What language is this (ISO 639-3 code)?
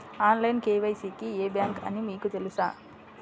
tel